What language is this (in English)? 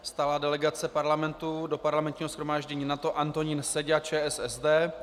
Czech